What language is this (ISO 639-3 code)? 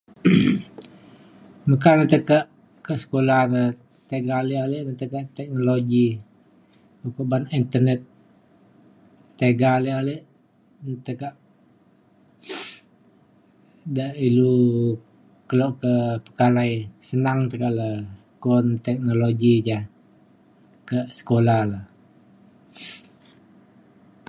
xkl